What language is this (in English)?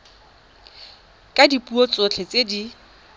Tswana